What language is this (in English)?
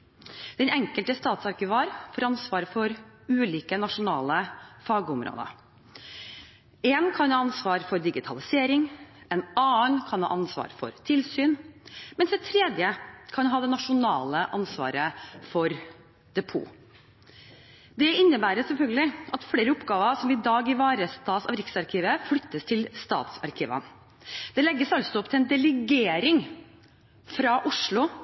Norwegian Bokmål